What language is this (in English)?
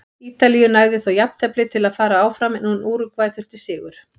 Icelandic